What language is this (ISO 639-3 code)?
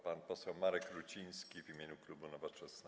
pol